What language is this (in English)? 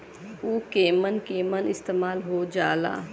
Bhojpuri